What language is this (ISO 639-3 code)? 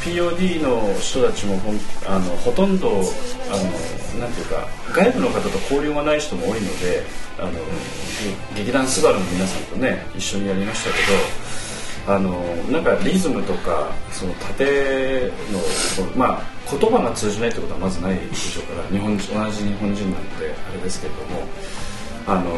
jpn